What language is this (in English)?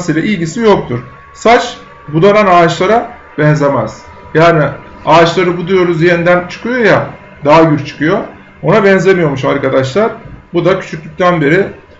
Turkish